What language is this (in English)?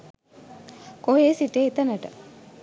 Sinhala